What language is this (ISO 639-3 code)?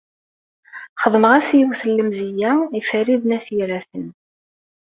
kab